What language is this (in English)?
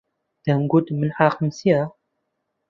Central Kurdish